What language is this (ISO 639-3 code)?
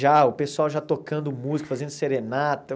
por